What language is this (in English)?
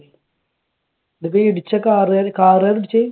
Malayalam